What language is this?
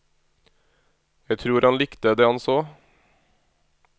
Norwegian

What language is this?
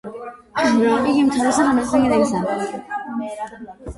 Georgian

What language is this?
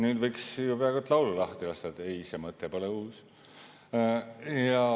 Estonian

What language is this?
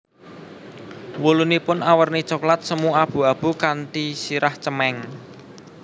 Javanese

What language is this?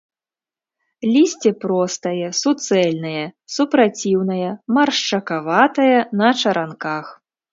Belarusian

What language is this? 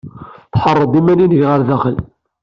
Kabyle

